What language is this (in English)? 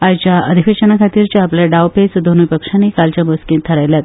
Konkani